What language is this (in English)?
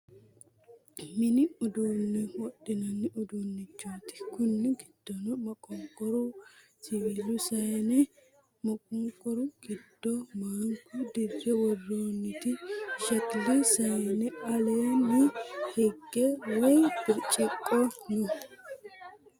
Sidamo